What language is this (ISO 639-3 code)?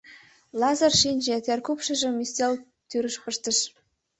chm